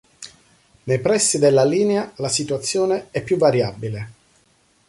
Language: Italian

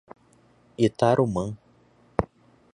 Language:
Portuguese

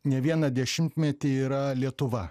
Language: Lithuanian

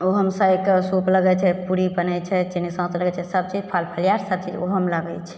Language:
Maithili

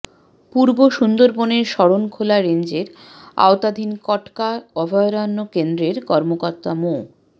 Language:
Bangla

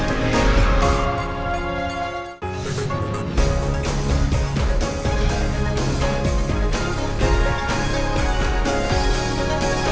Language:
Indonesian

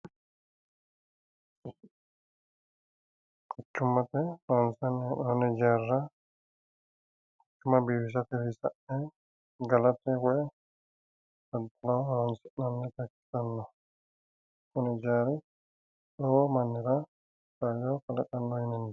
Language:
Sidamo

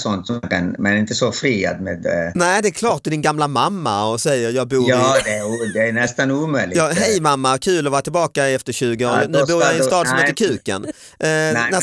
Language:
Swedish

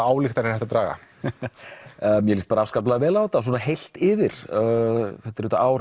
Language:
Icelandic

